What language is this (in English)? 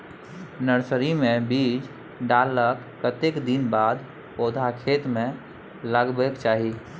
Maithili